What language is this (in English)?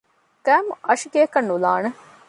Divehi